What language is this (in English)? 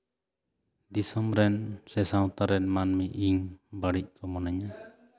Santali